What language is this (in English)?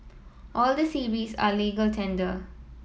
English